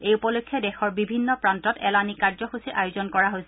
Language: Assamese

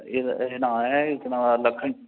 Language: Dogri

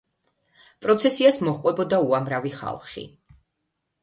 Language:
Georgian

